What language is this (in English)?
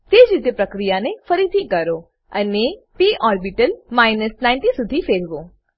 Gujarati